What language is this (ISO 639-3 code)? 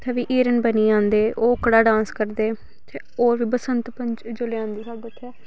doi